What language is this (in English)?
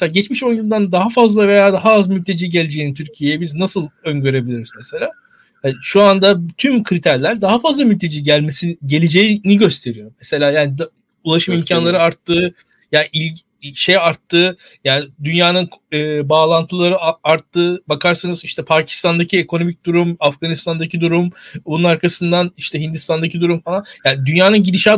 Turkish